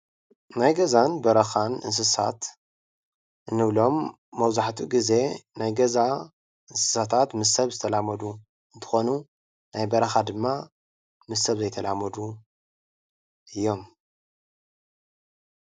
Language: Tigrinya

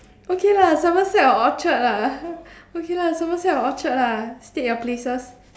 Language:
English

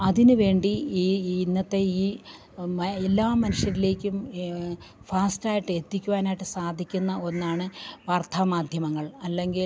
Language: Malayalam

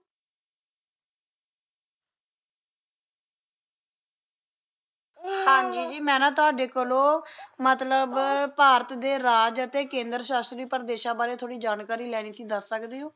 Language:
Punjabi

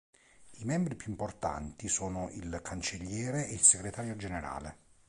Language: Italian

